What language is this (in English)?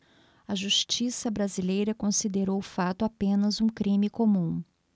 Portuguese